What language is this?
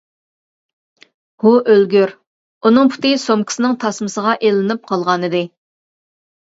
Uyghur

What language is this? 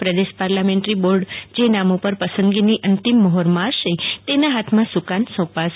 Gujarati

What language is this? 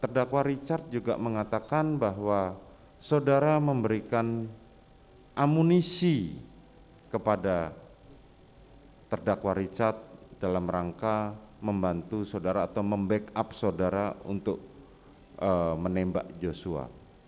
Indonesian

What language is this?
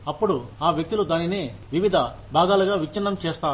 Telugu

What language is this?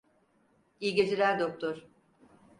Turkish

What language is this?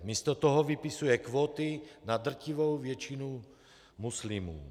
Czech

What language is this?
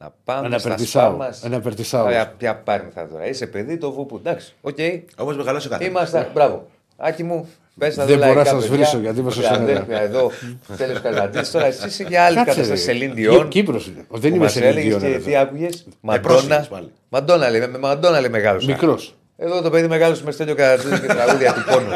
Greek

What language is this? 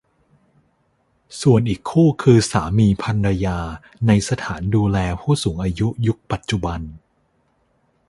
Thai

